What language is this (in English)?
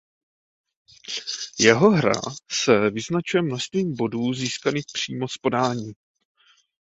Czech